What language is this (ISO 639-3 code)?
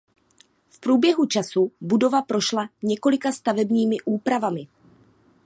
ces